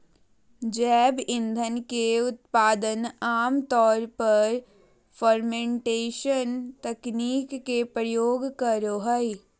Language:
Magahi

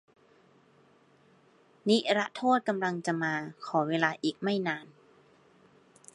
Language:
Thai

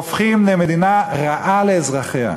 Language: Hebrew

